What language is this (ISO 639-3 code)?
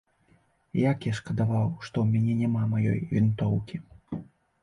bel